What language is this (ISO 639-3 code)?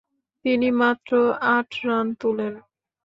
ben